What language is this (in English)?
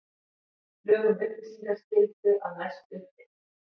Icelandic